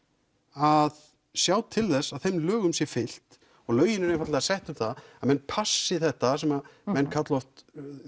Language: Icelandic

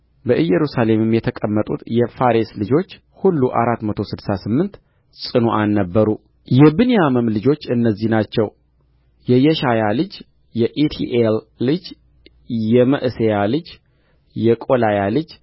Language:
Amharic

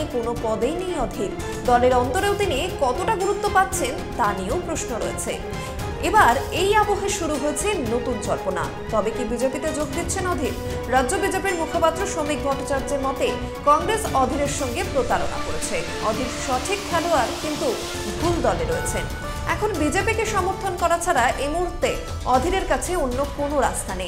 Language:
Bangla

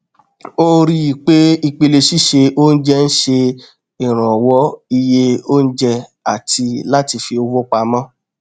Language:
Yoruba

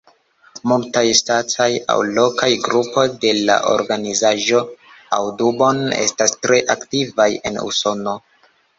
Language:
Esperanto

